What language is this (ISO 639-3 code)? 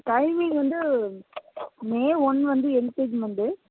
tam